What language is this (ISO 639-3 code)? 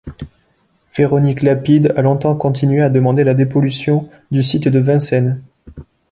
fra